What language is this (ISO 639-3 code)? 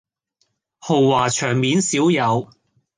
yue